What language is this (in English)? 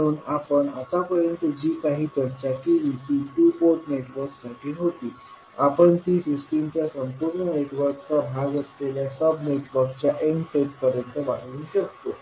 Marathi